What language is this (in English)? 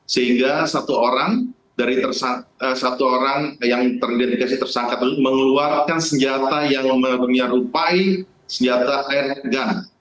Indonesian